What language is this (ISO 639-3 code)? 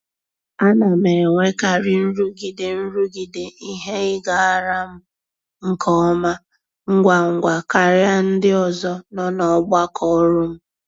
ibo